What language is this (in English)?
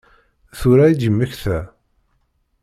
Kabyle